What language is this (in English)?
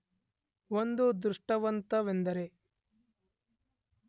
Kannada